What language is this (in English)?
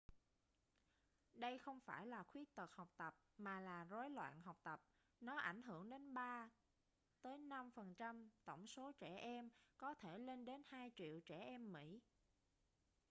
Vietnamese